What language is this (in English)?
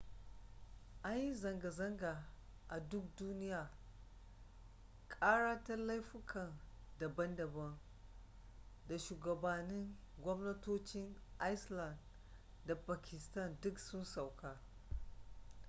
Hausa